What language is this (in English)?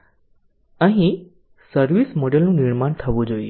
Gujarati